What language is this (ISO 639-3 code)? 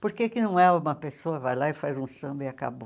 por